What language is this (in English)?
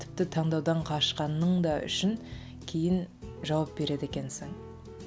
Kazakh